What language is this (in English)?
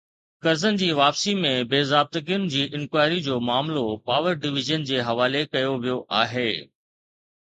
Sindhi